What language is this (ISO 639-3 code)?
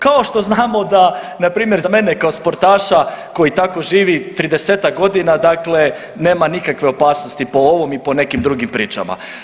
hrv